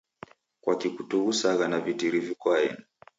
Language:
Taita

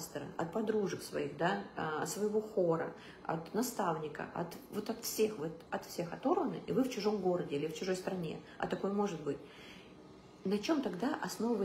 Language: Russian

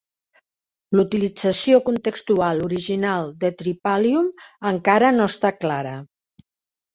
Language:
Catalan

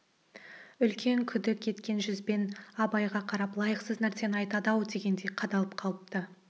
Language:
Kazakh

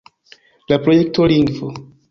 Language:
Esperanto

